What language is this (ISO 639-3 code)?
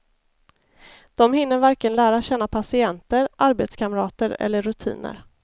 swe